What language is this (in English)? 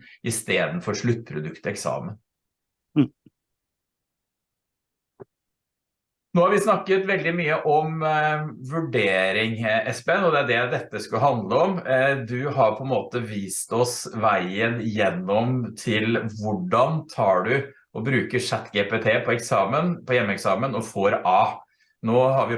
Norwegian